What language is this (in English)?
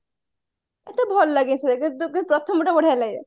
Odia